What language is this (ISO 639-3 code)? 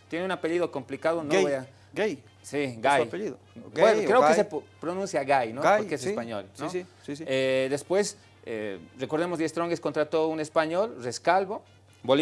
spa